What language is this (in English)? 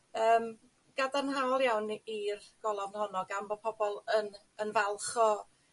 Welsh